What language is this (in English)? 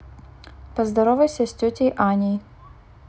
Russian